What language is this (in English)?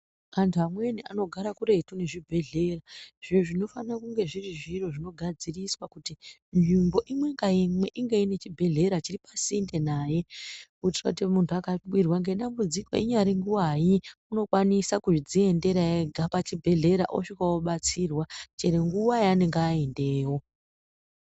Ndau